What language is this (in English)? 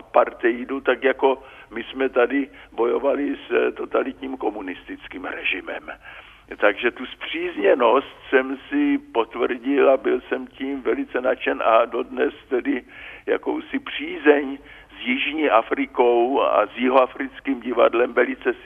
Czech